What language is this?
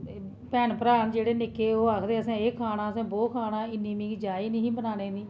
Dogri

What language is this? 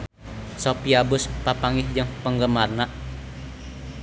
Sundanese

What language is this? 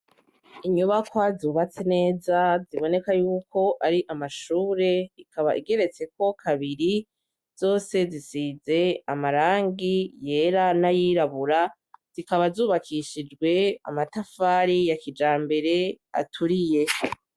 Rundi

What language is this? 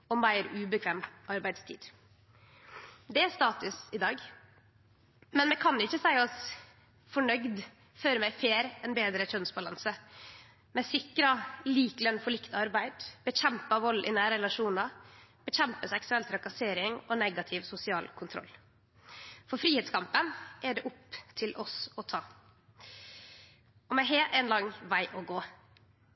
Norwegian Nynorsk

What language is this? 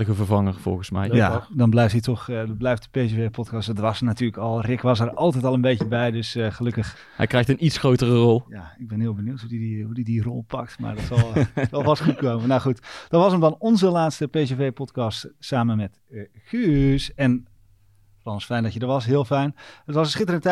Dutch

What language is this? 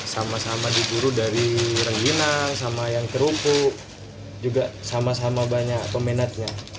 Indonesian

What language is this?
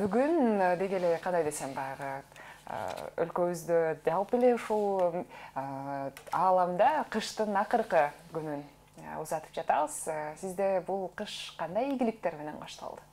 Turkish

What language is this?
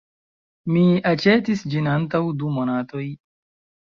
Esperanto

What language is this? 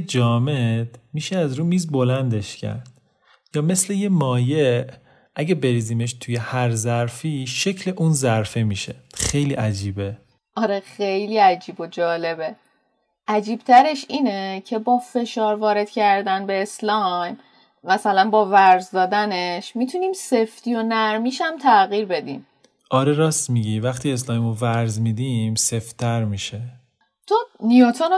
Persian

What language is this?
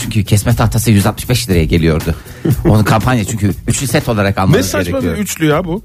Turkish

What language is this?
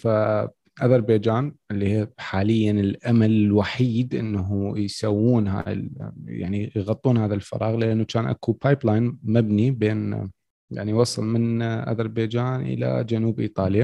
Arabic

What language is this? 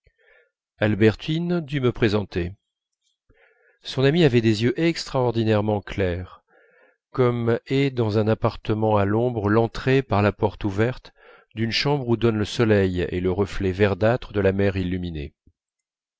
French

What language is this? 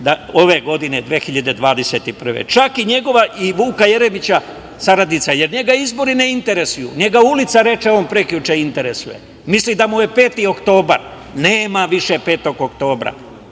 Serbian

